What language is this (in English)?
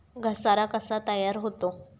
Marathi